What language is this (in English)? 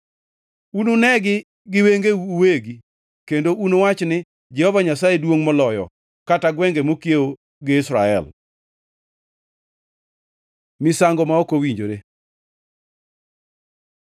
Luo (Kenya and Tanzania)